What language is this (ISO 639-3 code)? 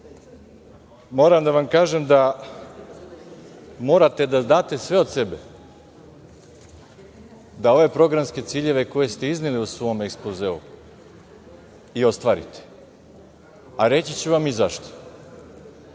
srp